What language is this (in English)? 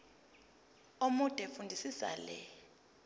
Zulu